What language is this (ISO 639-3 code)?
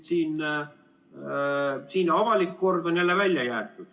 est